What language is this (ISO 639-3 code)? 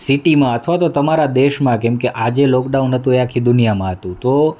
guj